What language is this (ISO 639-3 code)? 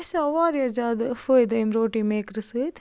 kas